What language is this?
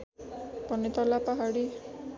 Nepali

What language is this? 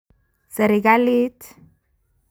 Kalenjin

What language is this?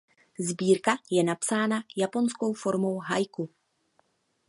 Czech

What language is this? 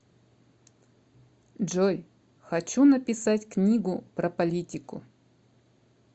Russian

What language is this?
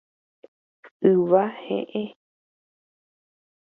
Guarani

